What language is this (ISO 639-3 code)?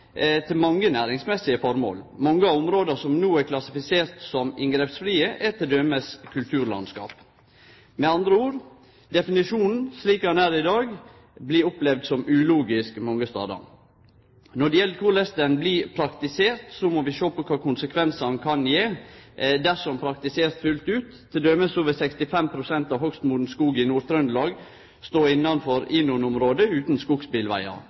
nno